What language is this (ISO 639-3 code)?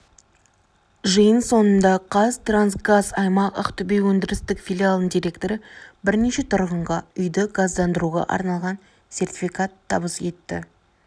kaz